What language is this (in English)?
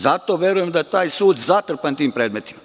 Serbian